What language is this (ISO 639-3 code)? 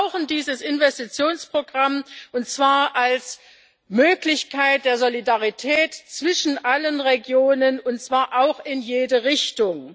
deu